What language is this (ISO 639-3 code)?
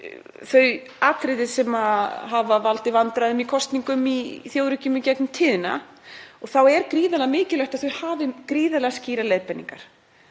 isl